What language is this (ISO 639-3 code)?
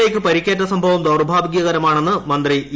mal